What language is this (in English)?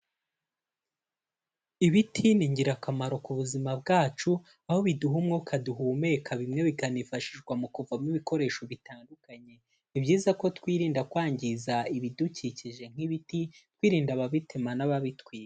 Kinyarwanda